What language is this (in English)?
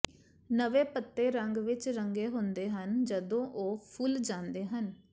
Punjabi